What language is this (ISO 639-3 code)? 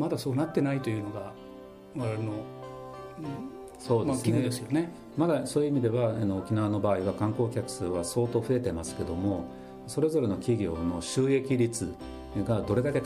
jpn